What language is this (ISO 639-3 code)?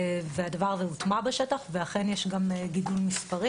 heb